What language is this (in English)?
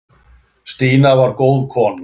Icelandic